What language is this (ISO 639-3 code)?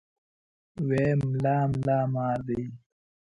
pus